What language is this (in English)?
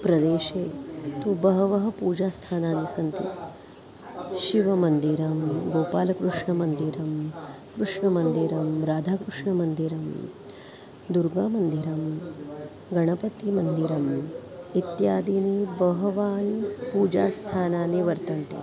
Sanskrit